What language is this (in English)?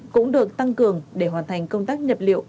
Vietnamese